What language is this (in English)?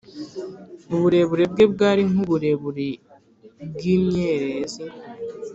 Kinyarwanda